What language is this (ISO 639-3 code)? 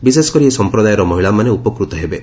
ori